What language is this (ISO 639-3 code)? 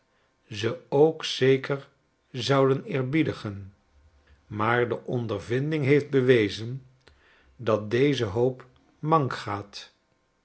nld